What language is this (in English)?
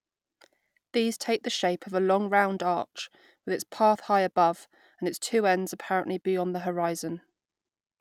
English